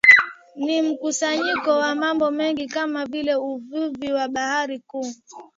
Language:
Swahili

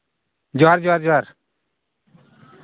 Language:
Santali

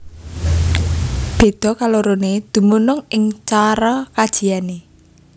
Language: Javanese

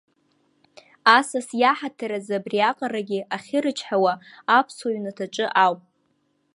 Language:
Abkhazian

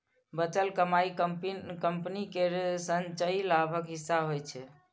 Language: Maithili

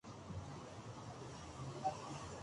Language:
Spanish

